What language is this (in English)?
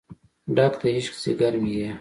Pashto